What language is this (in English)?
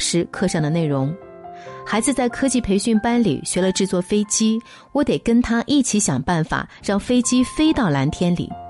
Chinese